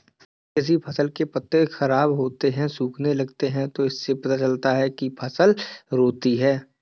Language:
Hindi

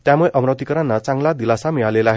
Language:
Marathi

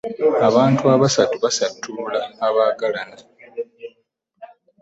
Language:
Ganda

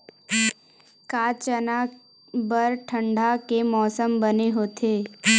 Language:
Chhattisgarhi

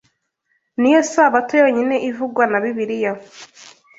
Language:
Kinyarwanda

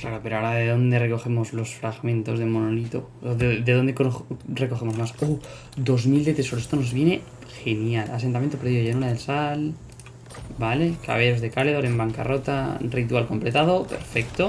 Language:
Spanish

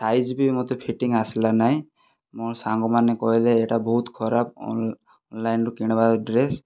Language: Odia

